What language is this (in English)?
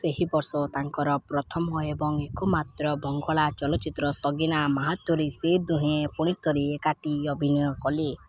Odia